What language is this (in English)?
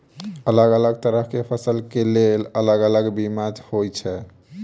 Maithili